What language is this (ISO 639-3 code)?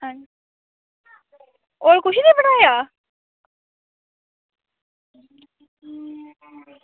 doi